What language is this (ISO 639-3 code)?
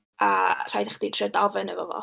cym